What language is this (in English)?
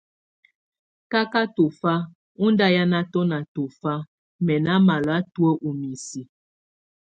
Tunen